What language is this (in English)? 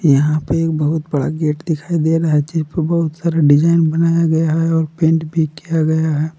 Hindi